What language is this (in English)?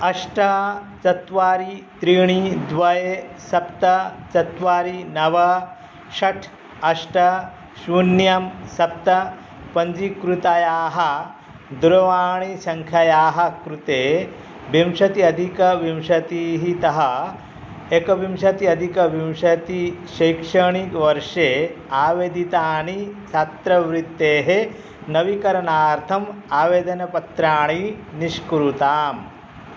Sanskrit